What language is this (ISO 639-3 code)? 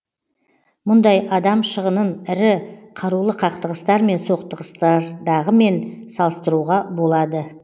kaz